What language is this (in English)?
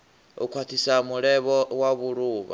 Venda